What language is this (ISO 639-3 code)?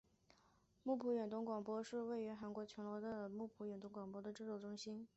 zho